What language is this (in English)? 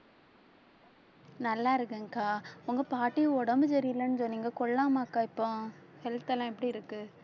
Tamil